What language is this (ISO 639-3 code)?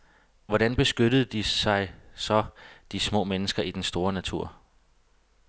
dan